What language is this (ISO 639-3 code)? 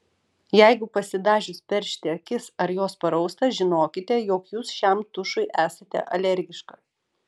lit